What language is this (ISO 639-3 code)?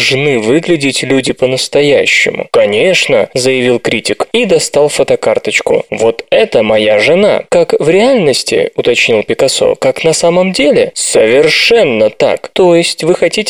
rus